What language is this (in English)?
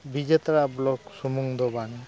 Santali